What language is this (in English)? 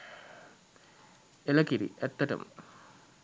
Sinhala